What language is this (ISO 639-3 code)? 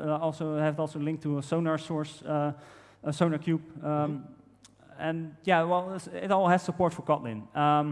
eng